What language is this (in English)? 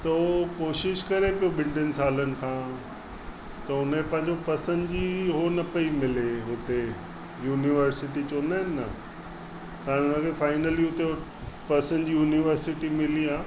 Sindhi